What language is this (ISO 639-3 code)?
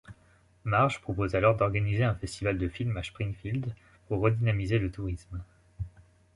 fra